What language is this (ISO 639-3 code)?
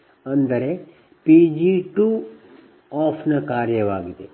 kan